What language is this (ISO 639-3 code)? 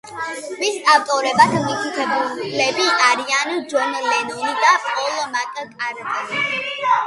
kat